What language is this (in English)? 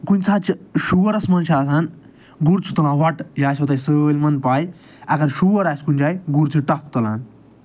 Kashmiri